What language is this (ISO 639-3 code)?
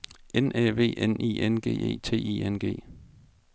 dan